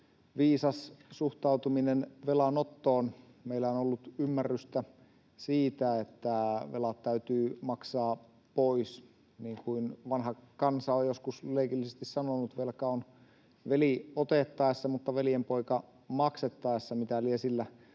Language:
Finnish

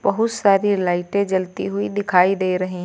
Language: Hindi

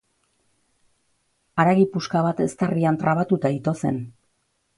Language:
Basque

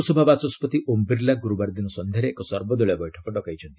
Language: Odia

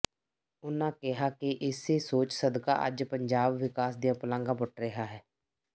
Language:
Punjabi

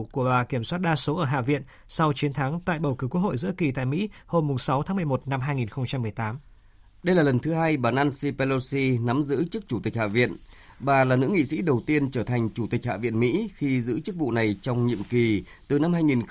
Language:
Vietnamese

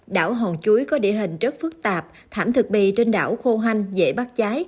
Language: Vietnamese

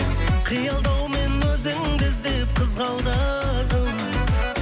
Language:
Kazakh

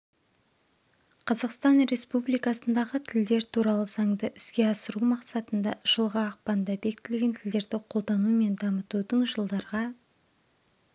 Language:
Kazakh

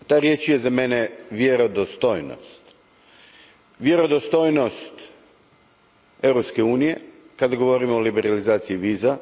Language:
Croatian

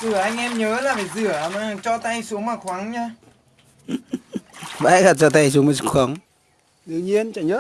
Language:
Vietnamese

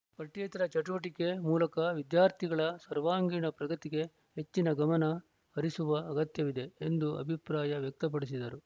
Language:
Kannada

